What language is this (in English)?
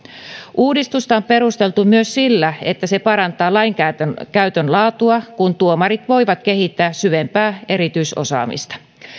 Finnish